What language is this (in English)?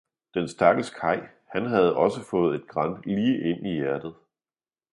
Danish